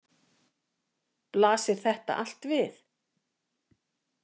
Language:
Icelandic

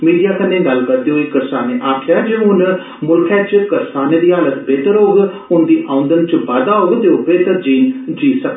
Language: Dogri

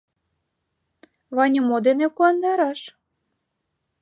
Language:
Mari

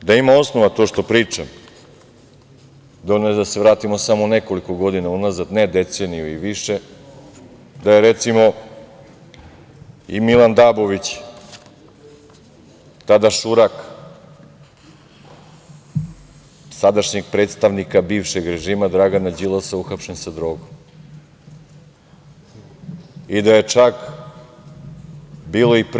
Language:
Serbian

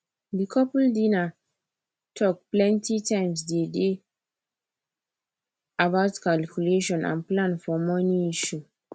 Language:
Nigerian Pidgin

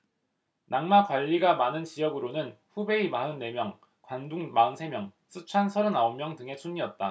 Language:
Korean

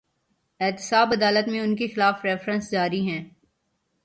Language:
Urdu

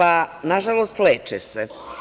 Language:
Serbian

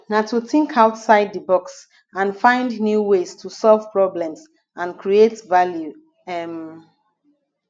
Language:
Nigerian Pidgin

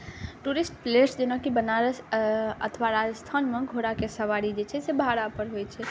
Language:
Maithili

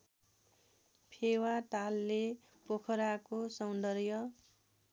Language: Nepali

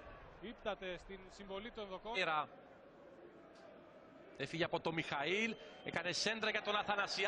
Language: Greek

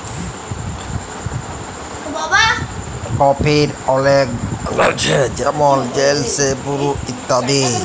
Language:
Bangla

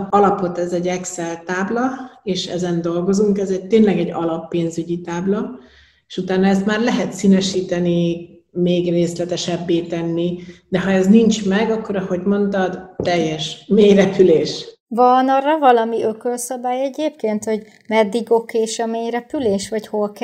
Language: Hungarian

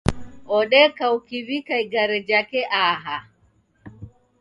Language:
Taita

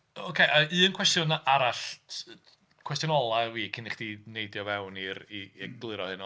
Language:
Welsh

